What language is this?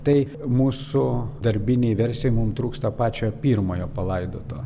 Lithuanian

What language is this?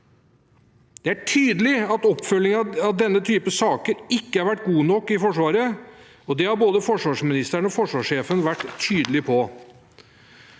Norwegian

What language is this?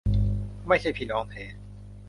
Thai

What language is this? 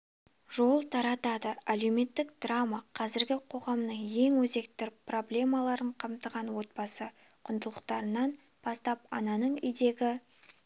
Kazakh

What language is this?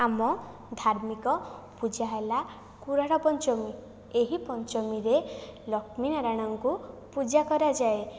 Odia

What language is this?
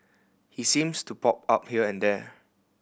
English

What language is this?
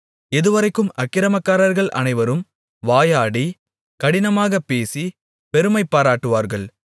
Tamil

